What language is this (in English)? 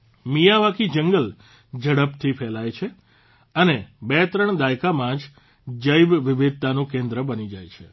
Gujarati